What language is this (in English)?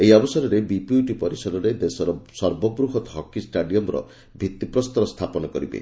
Odia